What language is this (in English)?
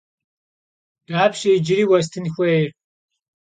Kabardian